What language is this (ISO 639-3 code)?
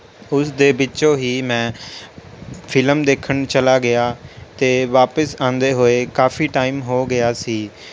pan